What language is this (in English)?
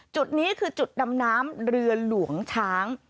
Thai